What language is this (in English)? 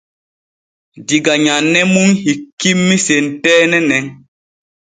Borgu Fulfulde